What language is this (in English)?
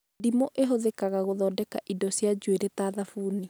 Kikuyu